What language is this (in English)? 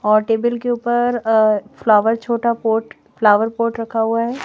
Hindi